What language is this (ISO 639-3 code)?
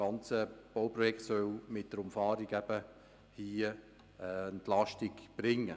gsw